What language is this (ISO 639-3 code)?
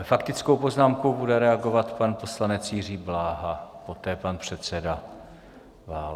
ces